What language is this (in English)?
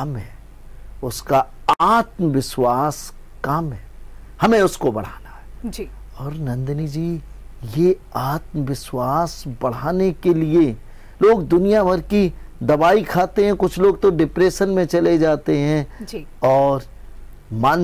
Hindi